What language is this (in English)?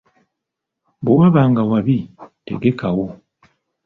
Ganda